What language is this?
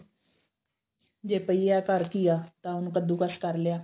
Punjabi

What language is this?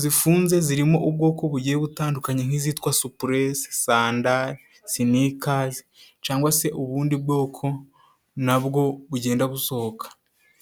Kinyarwanda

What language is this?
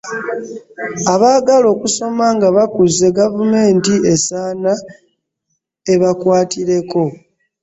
Ganda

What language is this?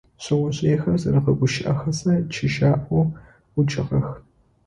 Adyghe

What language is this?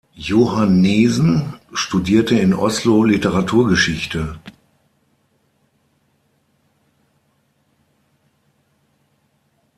German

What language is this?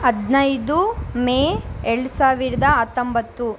Kannada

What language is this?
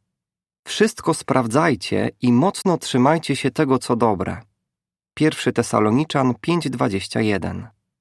Polish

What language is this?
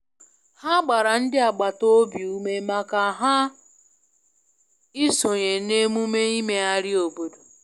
Igbo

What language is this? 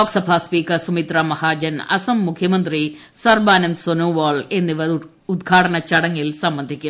Malayalam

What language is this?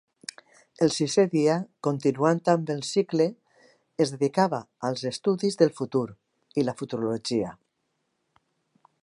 Catalan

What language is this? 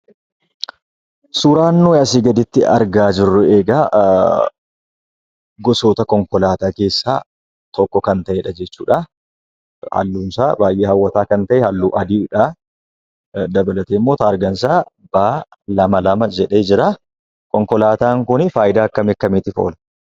Oromo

